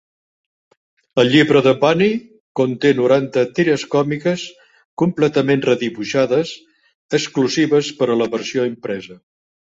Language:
Catalan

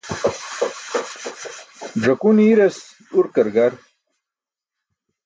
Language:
Burushaski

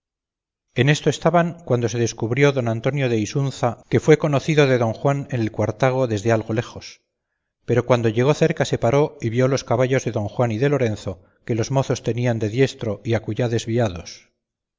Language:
Spanish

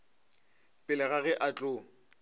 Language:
Northern Sotho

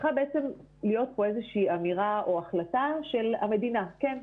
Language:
Hebrew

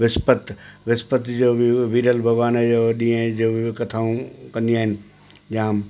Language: Sindhi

